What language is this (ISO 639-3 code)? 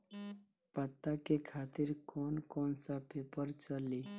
bho